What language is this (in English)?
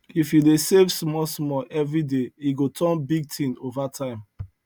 Nigerian Pidgin